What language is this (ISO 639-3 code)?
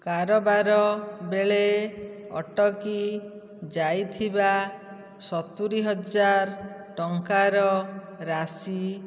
ori